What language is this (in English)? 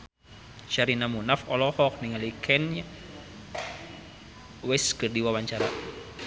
Sundanese